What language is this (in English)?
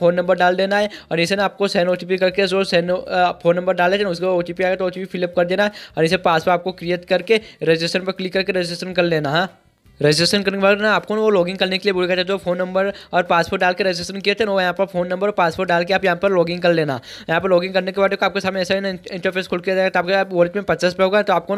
Hindi